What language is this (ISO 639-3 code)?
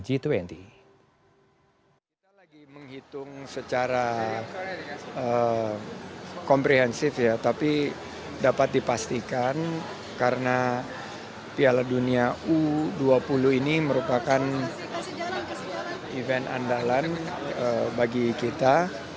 ind